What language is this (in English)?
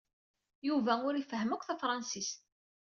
Kabyle